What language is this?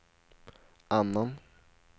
Swedish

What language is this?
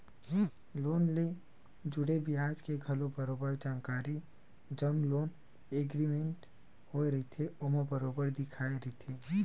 Chhattisgarhi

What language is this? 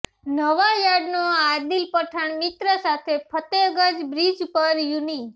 Gujarati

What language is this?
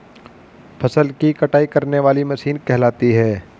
Hindi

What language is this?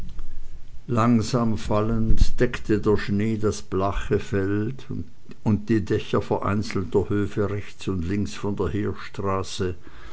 German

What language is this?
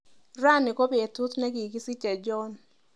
Kalenjin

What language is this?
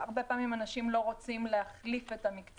Hebrew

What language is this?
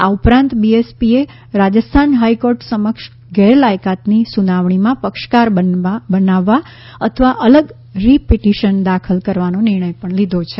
Gujarati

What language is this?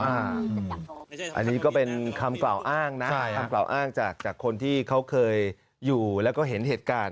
Thai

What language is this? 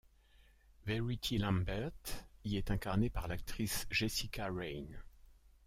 French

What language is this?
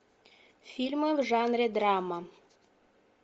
Russian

